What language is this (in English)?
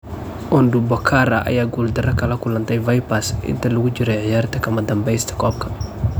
Somali